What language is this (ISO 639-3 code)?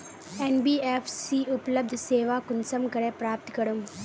mag